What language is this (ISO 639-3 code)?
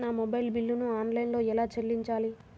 tel